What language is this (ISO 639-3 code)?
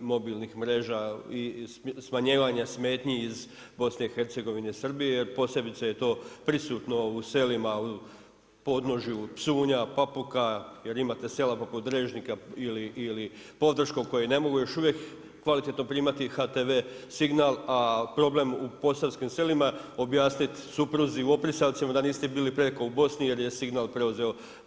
hrv